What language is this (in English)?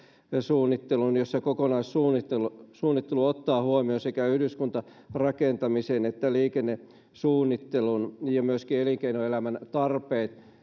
Finnish